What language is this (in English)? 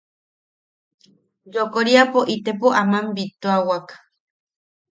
Yaqui